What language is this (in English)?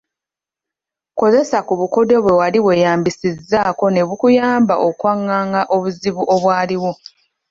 Ganda